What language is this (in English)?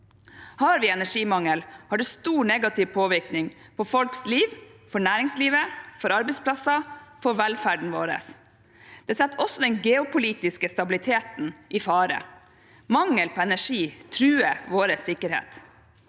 Norwegian